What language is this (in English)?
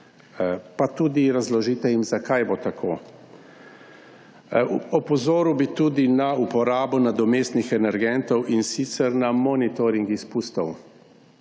Slovenian